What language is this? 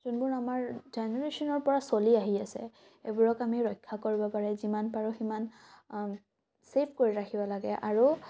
Assamese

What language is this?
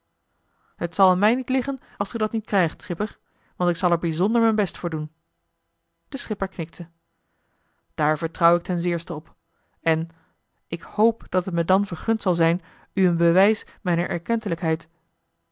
Dutch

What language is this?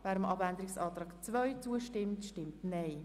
Swiss German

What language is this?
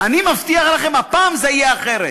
Hebrew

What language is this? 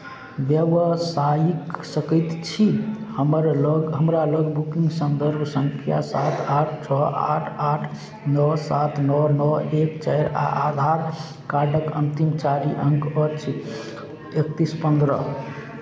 Maithili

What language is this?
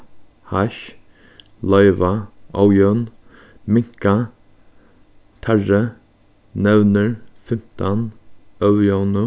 Faroese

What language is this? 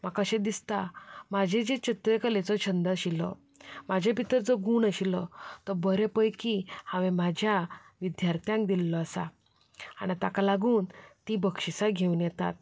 Konkani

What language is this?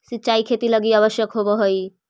Magahi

